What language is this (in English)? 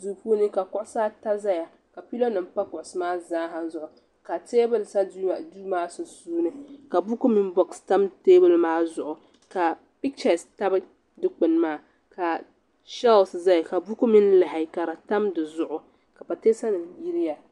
Dagbani